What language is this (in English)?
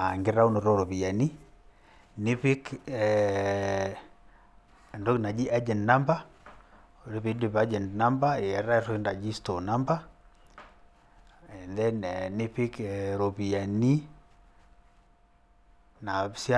Masai